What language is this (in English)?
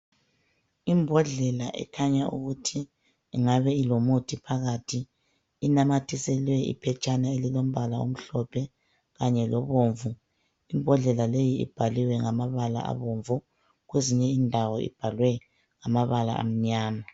North Ndebele